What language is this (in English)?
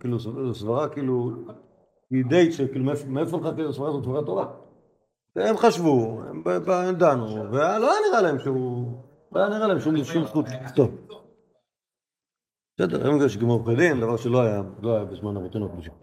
Hebrew